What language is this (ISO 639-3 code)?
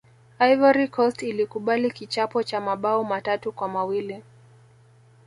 swa